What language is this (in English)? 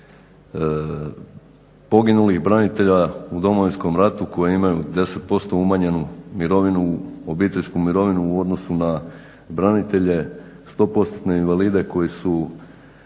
Croatian